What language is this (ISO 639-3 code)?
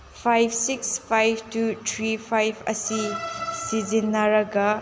mni